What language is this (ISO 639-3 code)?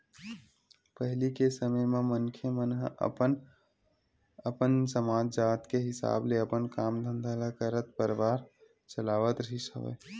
hne